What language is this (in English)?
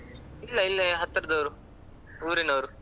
Kannada